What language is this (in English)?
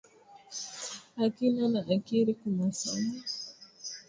Swahili